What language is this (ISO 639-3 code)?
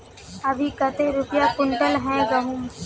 mag